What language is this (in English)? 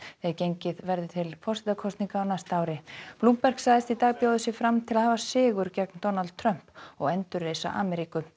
Icelandic